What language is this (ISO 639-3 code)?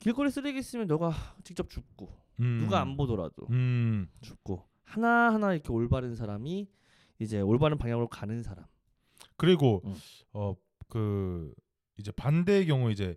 kor